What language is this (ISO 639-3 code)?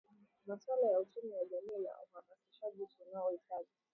swa